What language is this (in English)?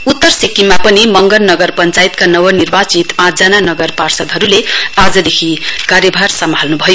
Nepali